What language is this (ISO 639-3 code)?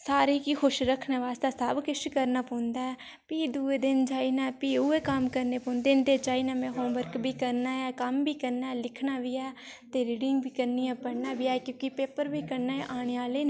doi